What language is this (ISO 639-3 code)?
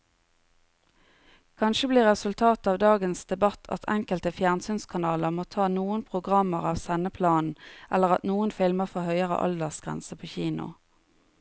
nor